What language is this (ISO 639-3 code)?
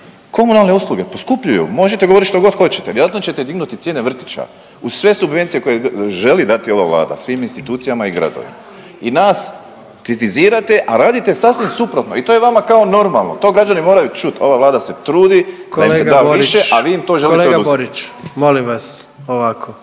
hrv